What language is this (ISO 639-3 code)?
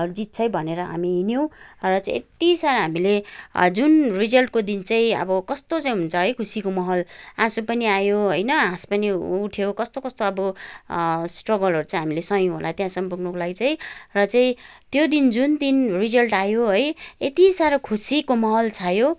nep